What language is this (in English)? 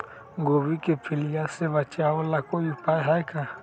Magahi